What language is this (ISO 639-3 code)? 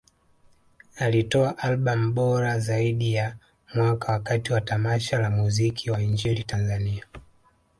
swa